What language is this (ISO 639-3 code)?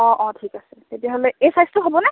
asm